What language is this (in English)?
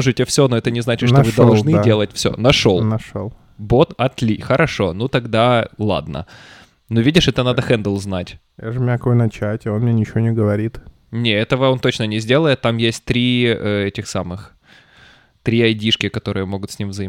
Russian